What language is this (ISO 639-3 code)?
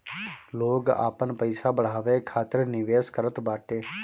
bho